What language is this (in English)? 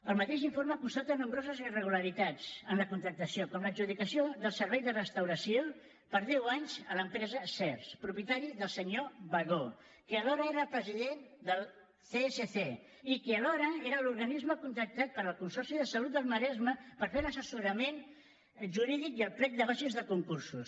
Catalan